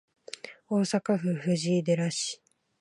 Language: Japanese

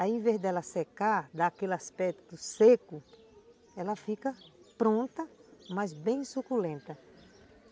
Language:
Portuguese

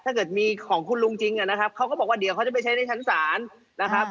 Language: Thai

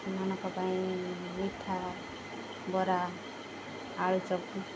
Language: Odia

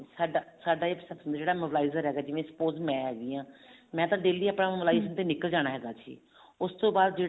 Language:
Punjabi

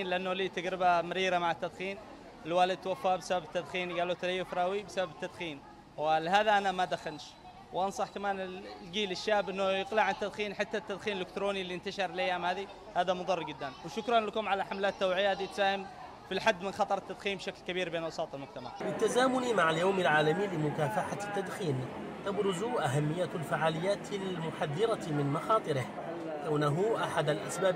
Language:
Arabic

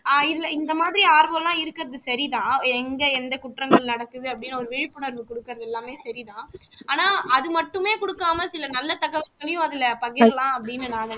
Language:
Tamil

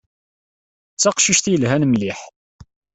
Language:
Kabyle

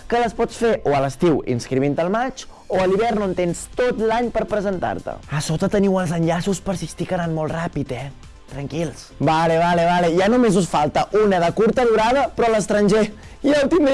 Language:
Catalan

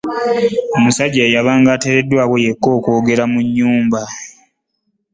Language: Ganda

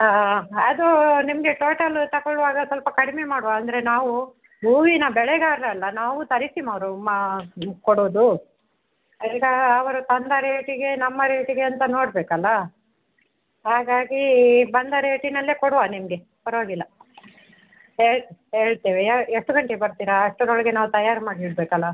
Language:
Kannada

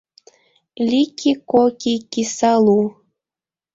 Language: Mari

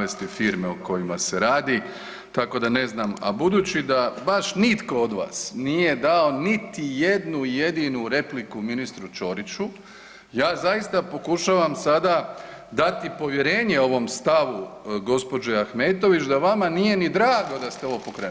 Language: Croatian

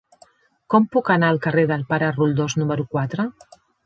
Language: Catalan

